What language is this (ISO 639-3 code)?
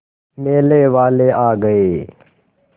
hin